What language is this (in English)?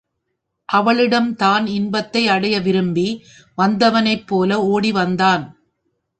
Tamil